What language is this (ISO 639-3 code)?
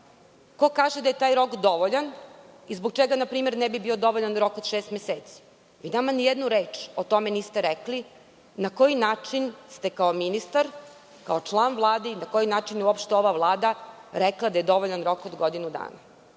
srp